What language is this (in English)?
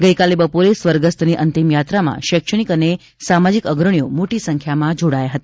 Gujarati